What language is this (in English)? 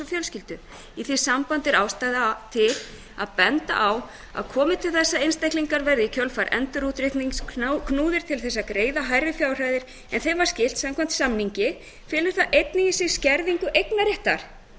Icelandic